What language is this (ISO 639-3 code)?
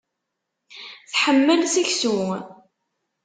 kab